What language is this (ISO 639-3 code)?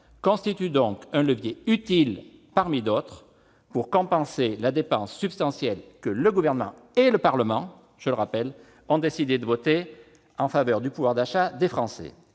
fra